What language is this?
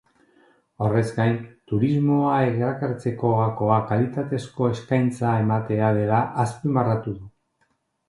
Basque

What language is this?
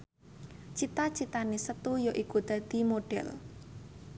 Javanese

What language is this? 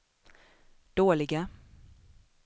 Swedish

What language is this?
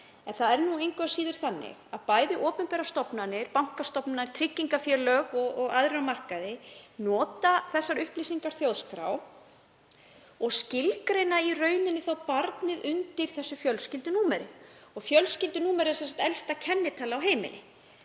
Icelandic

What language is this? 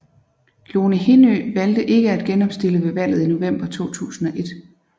Danish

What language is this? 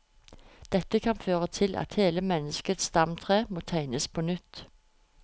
Norwegian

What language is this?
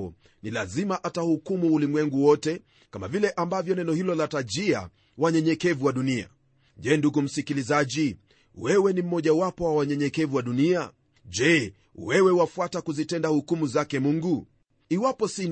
Swahili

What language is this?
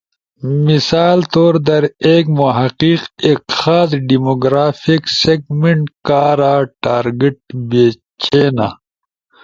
Ushojo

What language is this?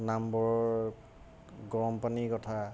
Assamese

